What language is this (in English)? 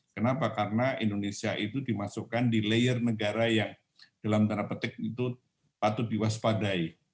Indonesian